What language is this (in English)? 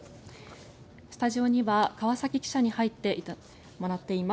Japanese